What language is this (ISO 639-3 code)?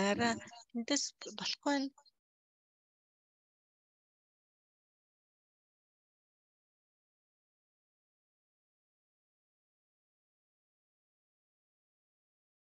ara